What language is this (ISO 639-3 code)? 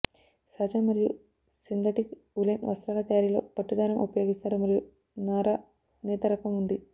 tel